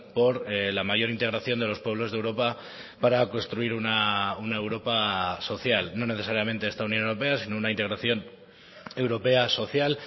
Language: Spanish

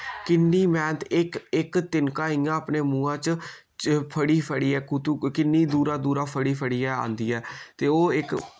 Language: Dogri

